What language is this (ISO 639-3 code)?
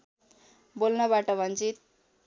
nep